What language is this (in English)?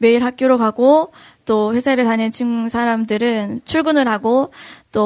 Korean